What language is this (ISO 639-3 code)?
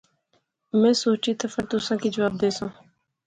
phr